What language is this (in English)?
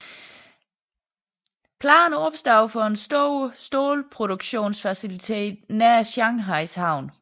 Danish